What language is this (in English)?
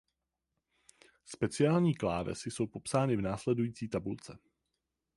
Czech